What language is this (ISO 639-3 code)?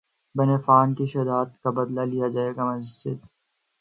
urd